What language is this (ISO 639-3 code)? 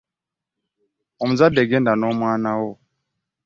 lug